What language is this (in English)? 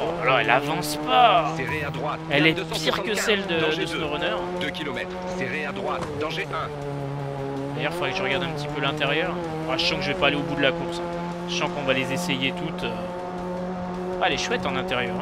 French